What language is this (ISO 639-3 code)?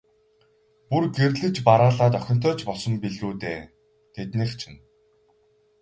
mon